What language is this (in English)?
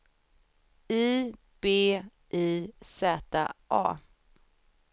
Swedish